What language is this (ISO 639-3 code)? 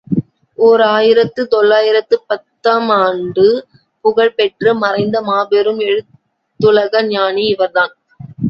tam